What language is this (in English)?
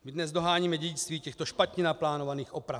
Czech